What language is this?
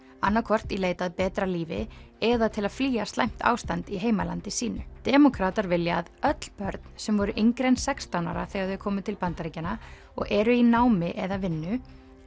Icelandic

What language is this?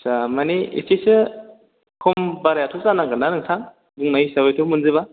Bodo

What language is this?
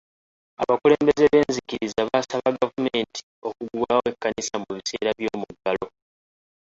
Ganda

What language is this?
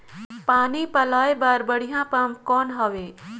Chhattisgarhi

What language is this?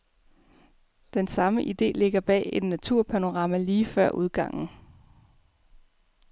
Danish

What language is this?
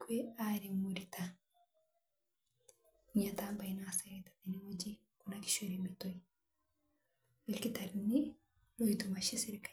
Masai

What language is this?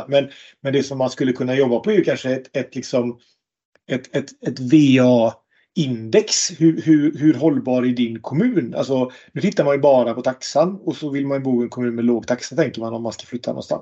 Swedish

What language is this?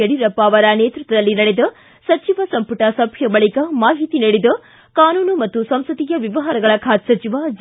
Kannada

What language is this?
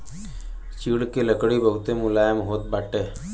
Bhojpuri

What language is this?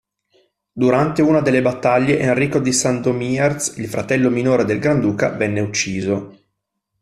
Italian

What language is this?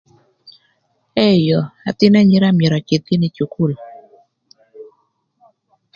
Thur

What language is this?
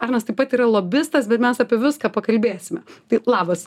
Lithuanian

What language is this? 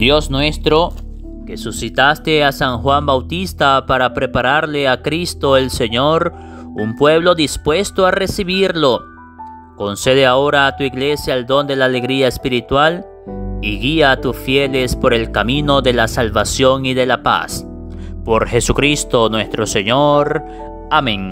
Spanish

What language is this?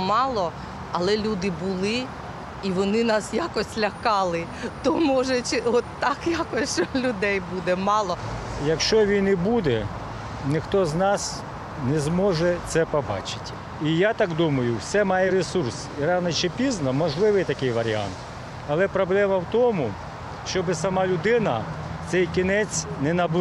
Ukrainian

